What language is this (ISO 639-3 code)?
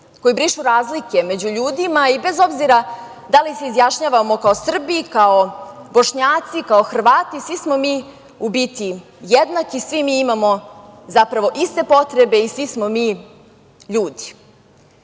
srp